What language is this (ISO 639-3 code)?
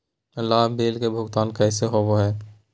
mag